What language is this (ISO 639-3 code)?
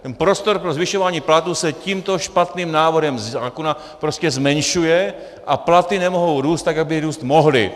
ces